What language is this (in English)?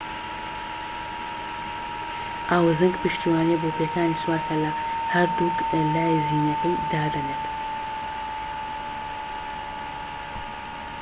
Central Kurdish